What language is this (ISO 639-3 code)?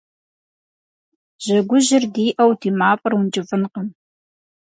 kbd